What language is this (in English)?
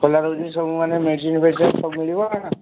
Odia